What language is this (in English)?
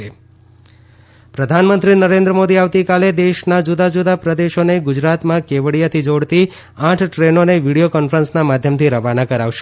Gujarati